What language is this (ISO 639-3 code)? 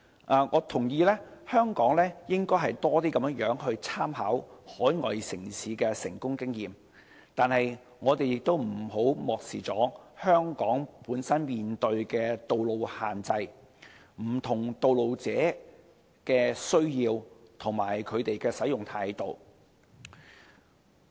yue